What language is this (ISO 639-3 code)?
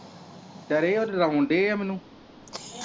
pan